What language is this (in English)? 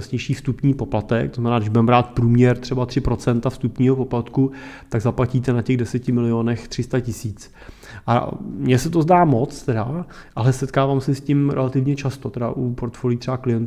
Czech